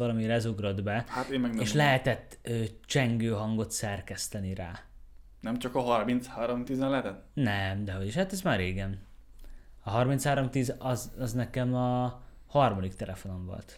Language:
Hungarian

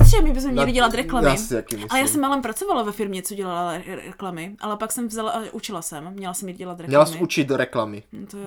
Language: Czech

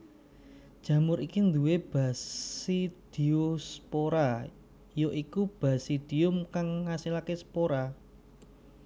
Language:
Javanese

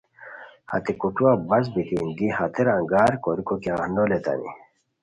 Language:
Khowar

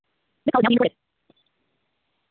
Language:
Santali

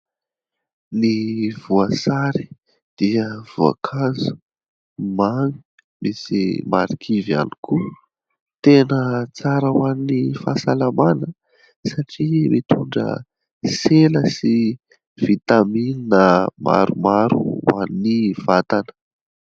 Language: Malagasy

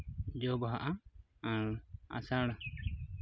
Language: Santali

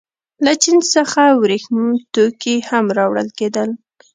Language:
Pashto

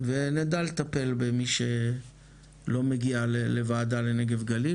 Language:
Hebrew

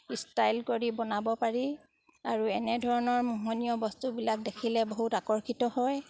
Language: Assamese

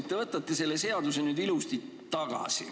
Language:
Estonian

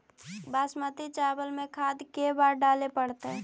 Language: Magahi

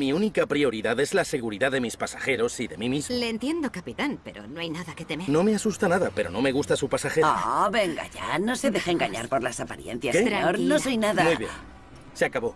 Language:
Spanish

